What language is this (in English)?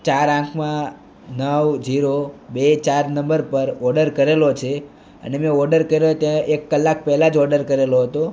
Gujarati